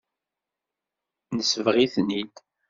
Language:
Kabyle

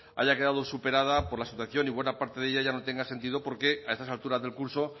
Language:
Spanish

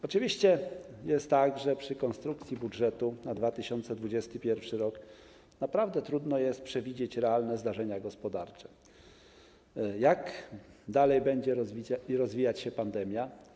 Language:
Polish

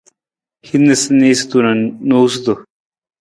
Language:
Nawdm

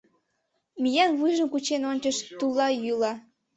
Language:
Mari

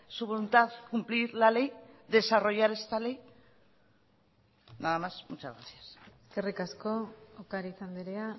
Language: Spanish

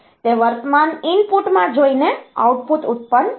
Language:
Gujarati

